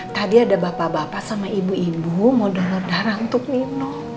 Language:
Indonesian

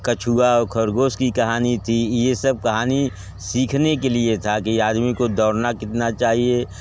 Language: Hindi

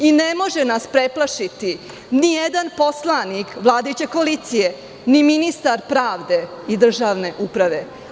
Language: Serbian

